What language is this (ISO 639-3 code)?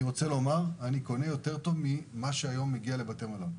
heb